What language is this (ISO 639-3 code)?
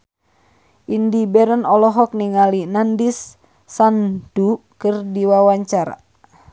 sun